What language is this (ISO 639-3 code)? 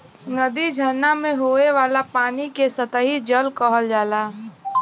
bho